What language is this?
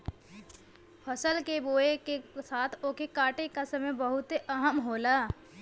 Bhojpuri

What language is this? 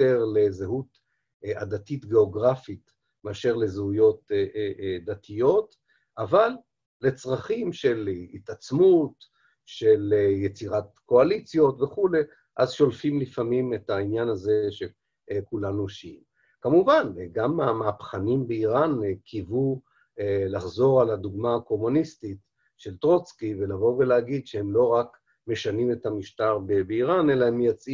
Hebrew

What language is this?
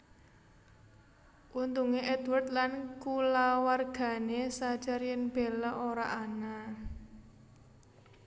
Javanese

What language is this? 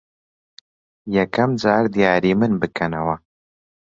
Central Kurdish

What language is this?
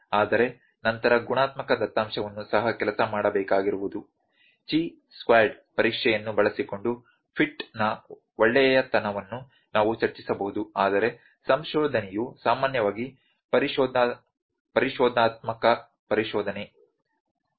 Kannada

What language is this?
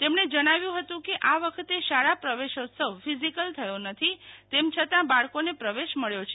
Gujarati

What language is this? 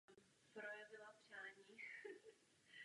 Czech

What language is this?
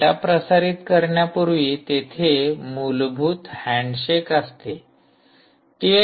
Marathi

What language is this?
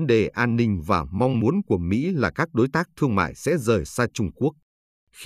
Vietnamese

